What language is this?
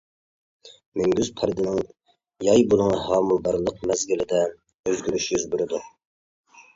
Uyghur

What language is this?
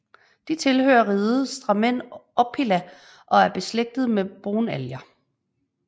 Danish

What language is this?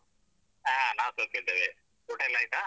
Kannada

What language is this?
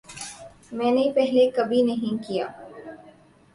Urdu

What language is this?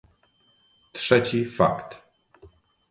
Polish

